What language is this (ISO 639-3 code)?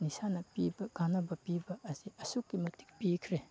mni